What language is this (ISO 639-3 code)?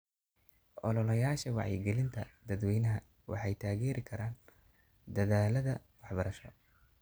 som